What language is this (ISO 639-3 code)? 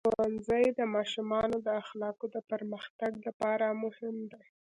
pus